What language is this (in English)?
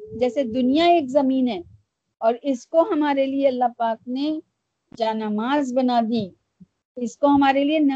Urdu